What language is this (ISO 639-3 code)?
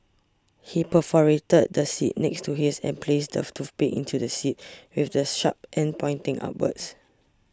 eng